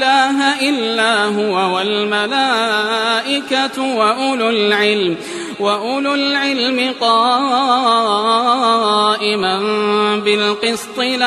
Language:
Arabic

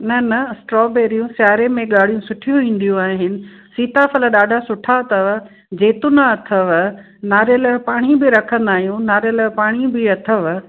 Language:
Sindhi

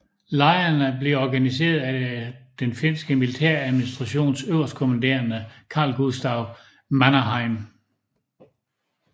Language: Danish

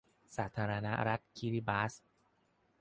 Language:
Thai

